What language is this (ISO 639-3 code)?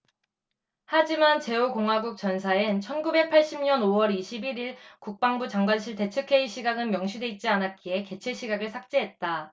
kor